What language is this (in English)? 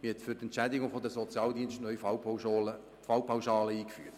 Swiss German